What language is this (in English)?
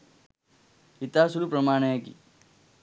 Sinhala